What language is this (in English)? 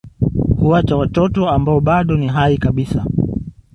Swahili